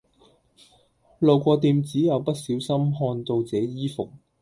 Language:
Cantonese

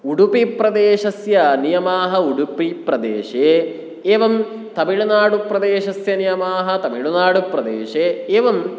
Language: Sanskrit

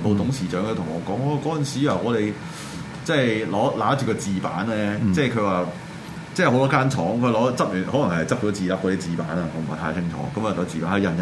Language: Chinese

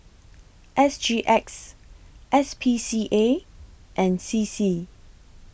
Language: English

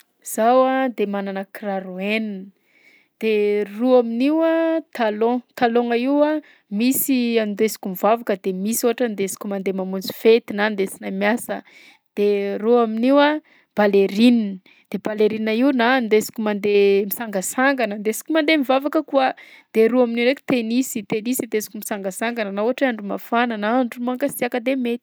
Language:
Southern Betsimisaraka Malagasy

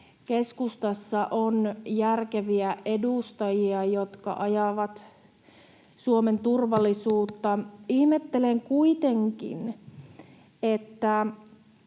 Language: Finnish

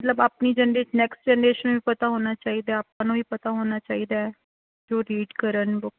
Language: Punjabi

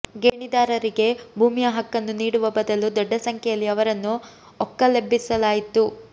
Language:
Kannada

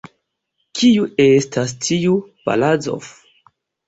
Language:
Esperanto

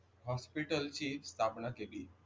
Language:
Marathi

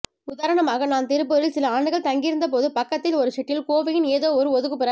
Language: Tamil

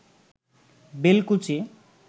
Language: Bangla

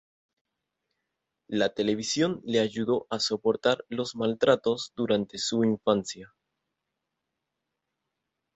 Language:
Spanish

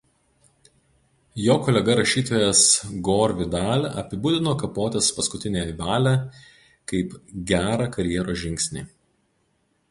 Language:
Lithuanian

